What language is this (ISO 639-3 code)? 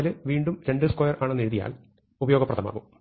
mal